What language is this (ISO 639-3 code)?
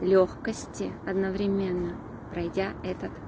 rus